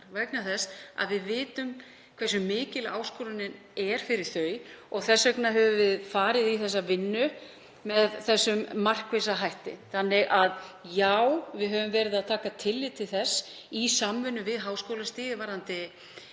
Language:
Icelandic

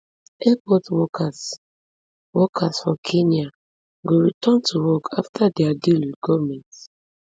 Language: Nigerian Pidgin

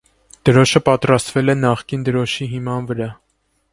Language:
Armenian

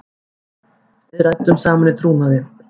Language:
Icelandic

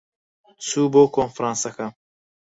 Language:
Central Kurdish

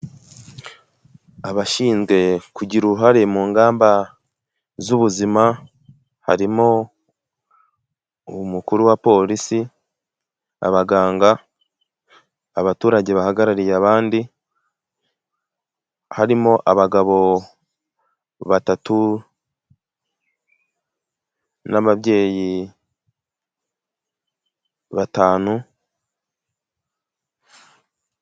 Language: Kinyarwanda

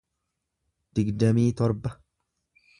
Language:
Oromo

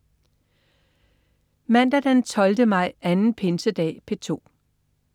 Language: Danish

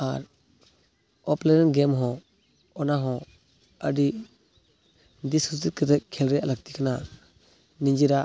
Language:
Santali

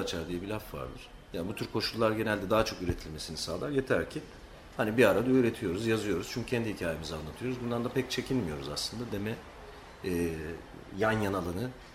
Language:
Turkish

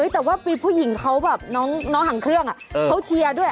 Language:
Thai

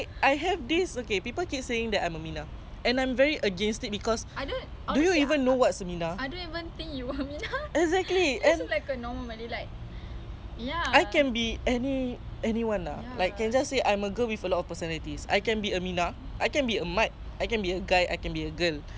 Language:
English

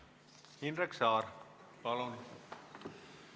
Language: Estonian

